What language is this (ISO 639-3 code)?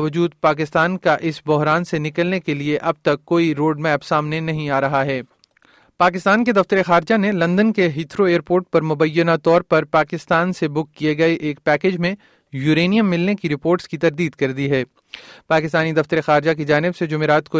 urd